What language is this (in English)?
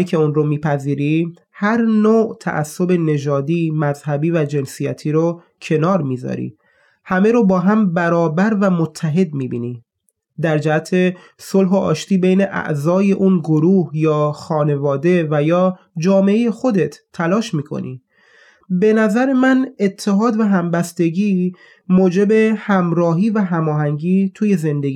Persian